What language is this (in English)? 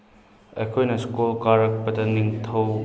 Manipuri